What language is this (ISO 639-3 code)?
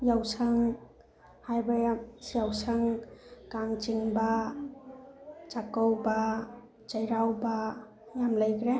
mni